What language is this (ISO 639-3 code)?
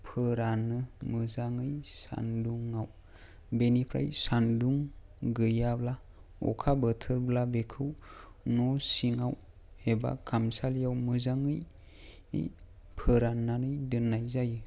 brx